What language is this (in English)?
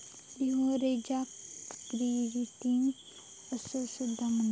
Marathi